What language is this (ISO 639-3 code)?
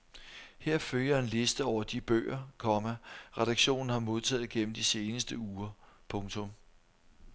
dan